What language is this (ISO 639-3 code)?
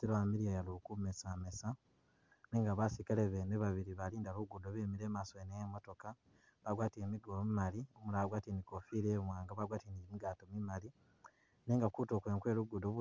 myx